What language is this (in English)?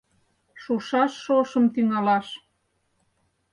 Mari